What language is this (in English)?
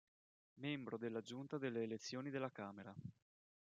Italian